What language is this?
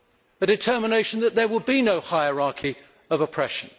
English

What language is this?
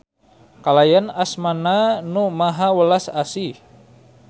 Sundanese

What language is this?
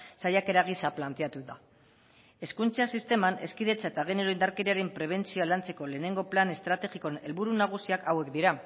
Basque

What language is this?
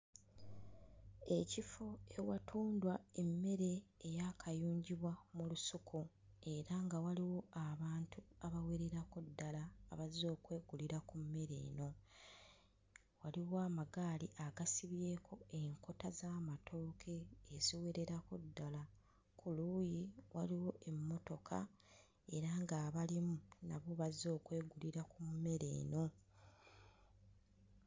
Ganda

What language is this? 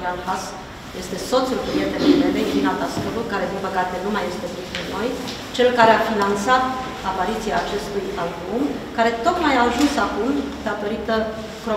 Romanian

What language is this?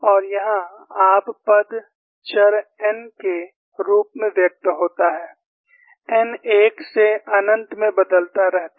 Hindi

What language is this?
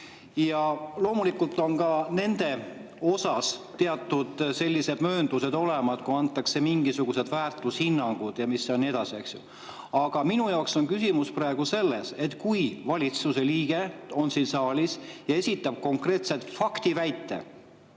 Estonian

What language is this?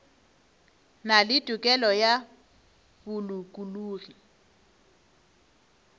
Northern Sotho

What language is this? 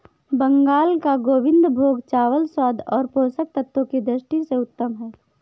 Hindi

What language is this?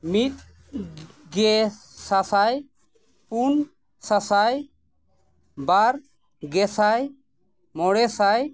Santali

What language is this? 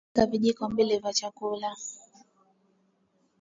Swahili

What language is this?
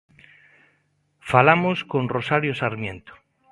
Galician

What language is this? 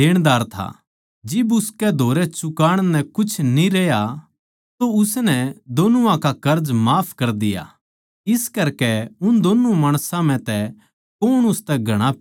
Haryanvi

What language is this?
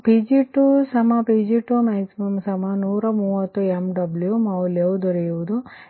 Kannada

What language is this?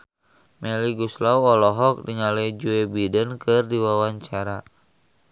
Sundanese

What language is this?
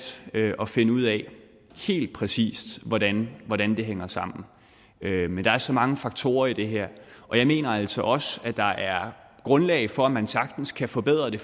Danish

